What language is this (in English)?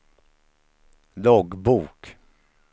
Swedish